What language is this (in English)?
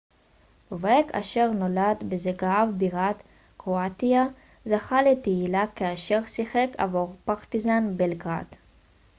Hebrew